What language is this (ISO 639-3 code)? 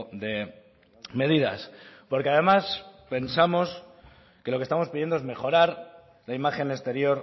spa